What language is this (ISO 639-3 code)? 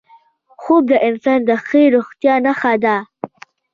pus